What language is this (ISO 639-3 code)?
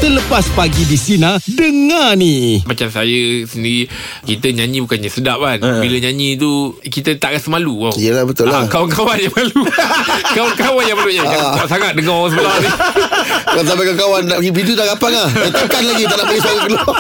msa